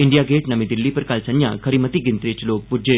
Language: Dogri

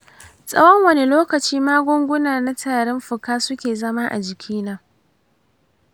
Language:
Hausa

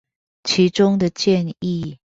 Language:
Chinese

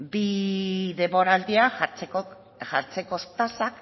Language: Basque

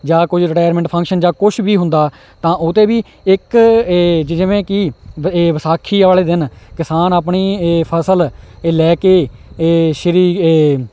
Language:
Punjabi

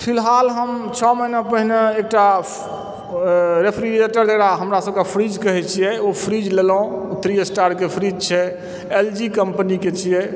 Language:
Maithili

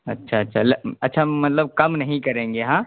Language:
Urdu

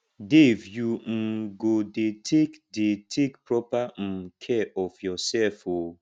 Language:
Nigerian Pidgin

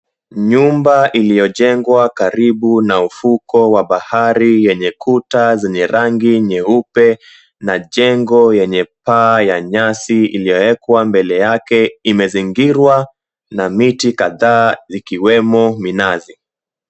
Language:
Swahili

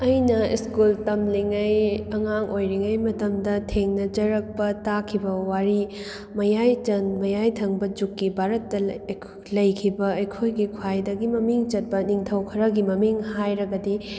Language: Manipuri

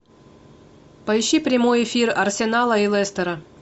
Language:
Russian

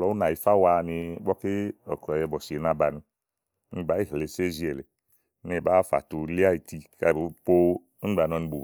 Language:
Igo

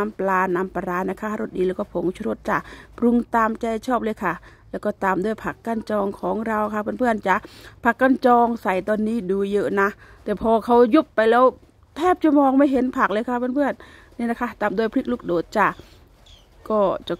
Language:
Thai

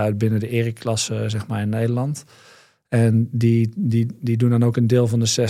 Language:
Dutch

